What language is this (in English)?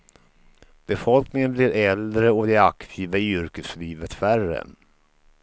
Swedish